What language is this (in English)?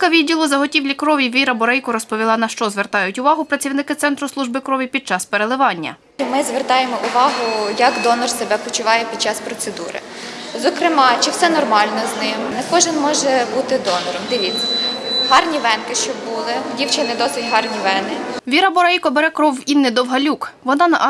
Ukrainian